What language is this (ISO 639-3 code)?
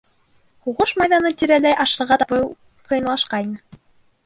bak